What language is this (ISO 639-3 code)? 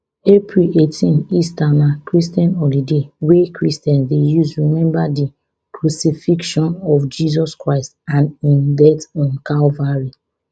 pcm